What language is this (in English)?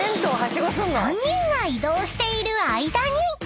Japanese